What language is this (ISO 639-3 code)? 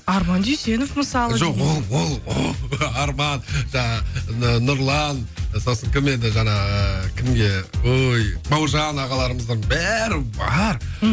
kaz